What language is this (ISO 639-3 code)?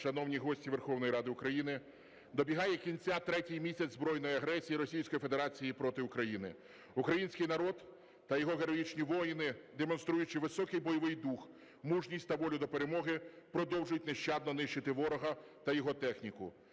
ukr